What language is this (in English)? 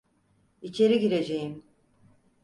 Turkish